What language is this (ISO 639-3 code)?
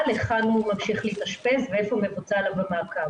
heb